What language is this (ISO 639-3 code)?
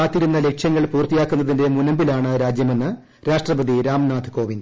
mal